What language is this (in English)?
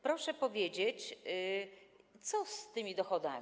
Polish